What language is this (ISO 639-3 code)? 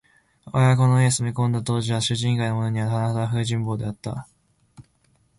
jpn